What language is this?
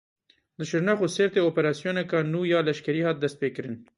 Kurdish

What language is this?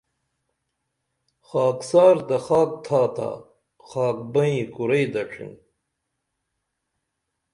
Dameli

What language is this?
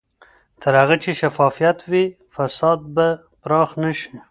Pashto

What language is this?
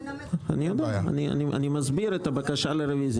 Hebrew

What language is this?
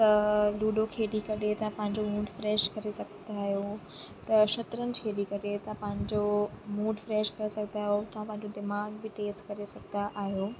Sindhi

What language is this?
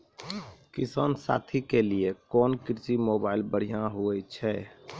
Maithili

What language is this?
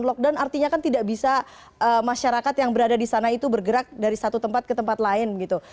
Indonesian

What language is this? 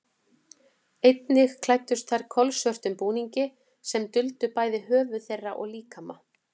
Icelandic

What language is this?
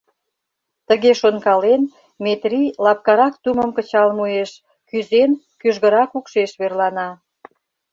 Mari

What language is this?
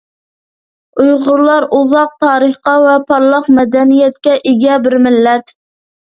Uyghur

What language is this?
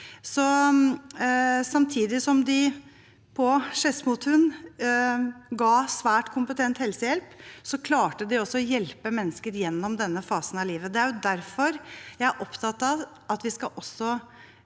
Norwegian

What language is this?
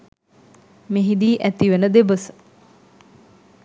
Sinhala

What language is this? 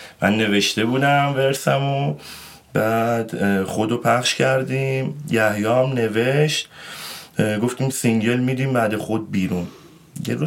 Persian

